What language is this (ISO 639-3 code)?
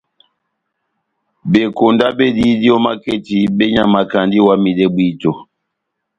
bnm